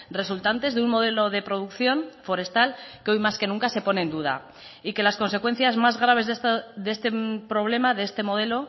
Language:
Spanish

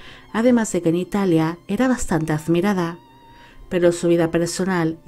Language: Spanish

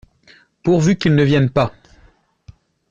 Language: French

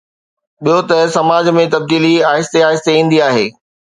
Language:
Sindhi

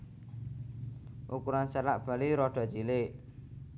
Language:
Javanese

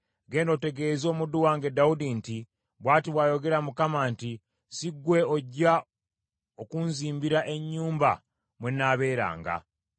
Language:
Ganda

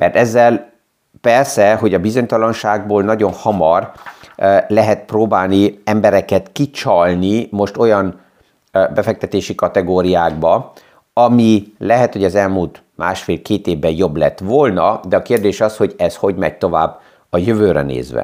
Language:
Hungarian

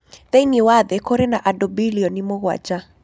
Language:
Kikuyu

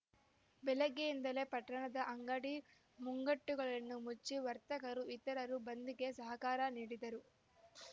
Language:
Kannada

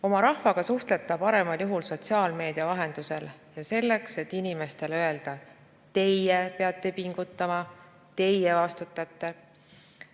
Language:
Estonian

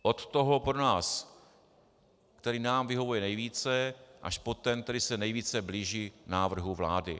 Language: Czech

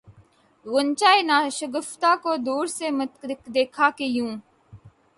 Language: Urdu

